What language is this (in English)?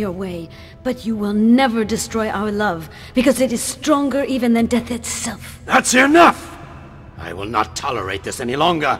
English